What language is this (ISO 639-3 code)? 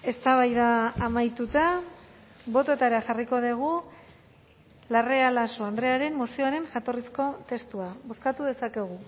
eus